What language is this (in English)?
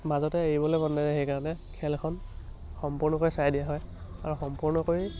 Assamese